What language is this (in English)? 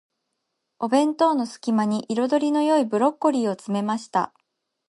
Japanese